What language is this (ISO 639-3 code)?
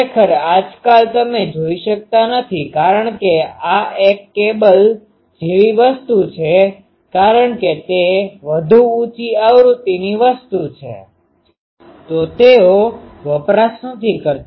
guj